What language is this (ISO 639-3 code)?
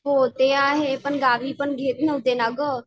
mar